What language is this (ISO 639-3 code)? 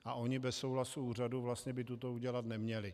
ces